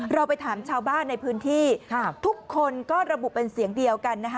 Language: Thai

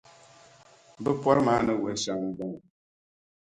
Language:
Dagbani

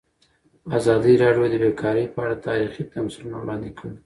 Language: Pashto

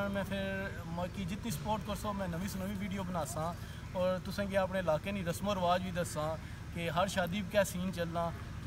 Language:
Hindi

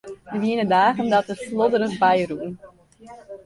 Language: Western Frisian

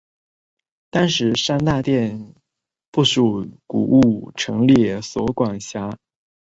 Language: Chinese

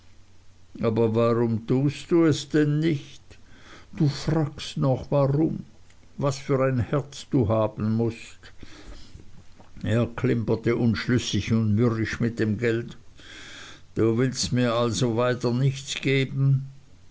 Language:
German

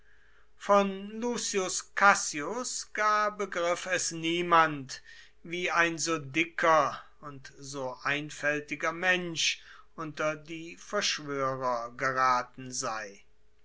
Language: German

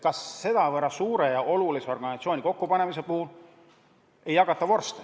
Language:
Estonian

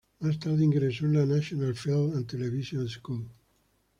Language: Spanish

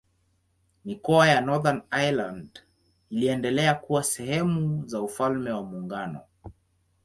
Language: Swahili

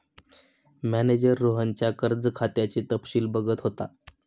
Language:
Marathi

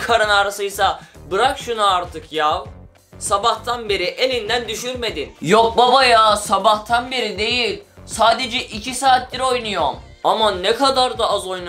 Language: Turkish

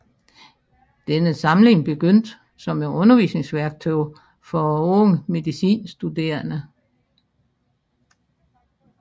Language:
Danish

